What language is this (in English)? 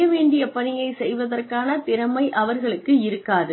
Tamil